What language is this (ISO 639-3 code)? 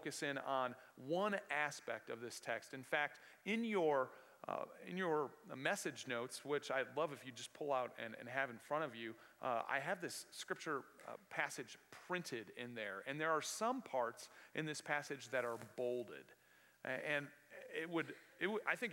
eng